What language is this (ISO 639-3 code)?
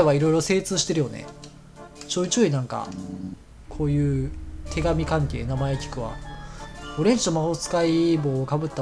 jpn